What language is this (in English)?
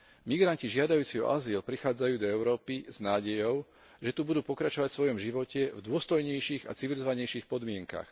Slovak